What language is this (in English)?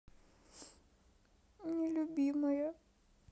Russian